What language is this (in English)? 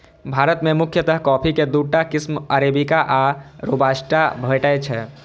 Maithili